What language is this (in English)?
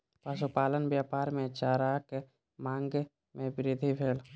Maithili